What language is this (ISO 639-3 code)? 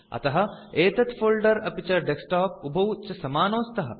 san